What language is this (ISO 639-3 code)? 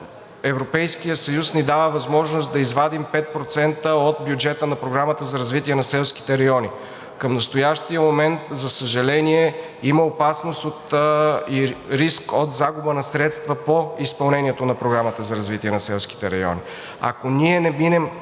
bul